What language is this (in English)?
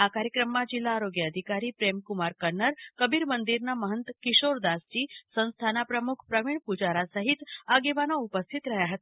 Gujarati